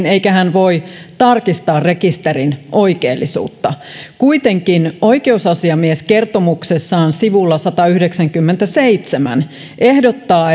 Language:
Finnish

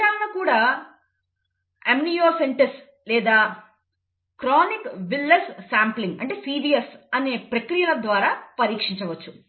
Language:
Telugu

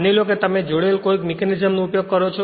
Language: Gujarati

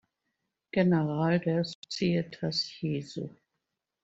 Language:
German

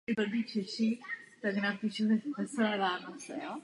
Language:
Czech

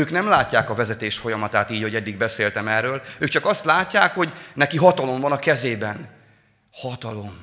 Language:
Hungarian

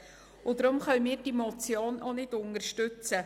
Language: Swiss German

